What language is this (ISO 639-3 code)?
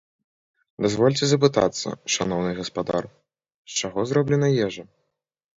bel